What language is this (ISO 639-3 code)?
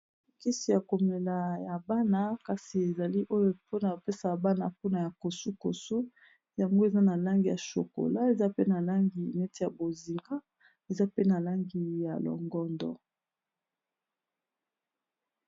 lin